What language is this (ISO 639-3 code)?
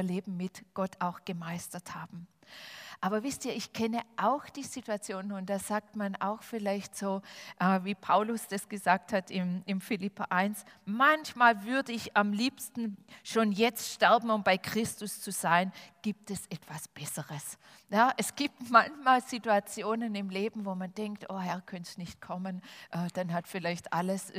deu